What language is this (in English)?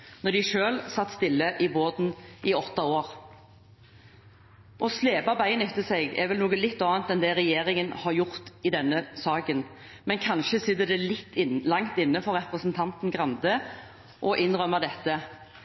Norwegian Bokmål